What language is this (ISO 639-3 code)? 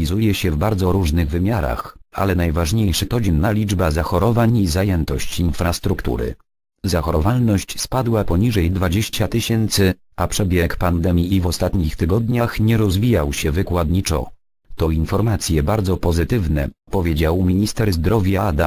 pol